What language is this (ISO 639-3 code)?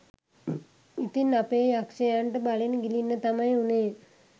sin